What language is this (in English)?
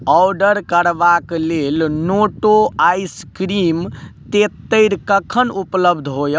Maithili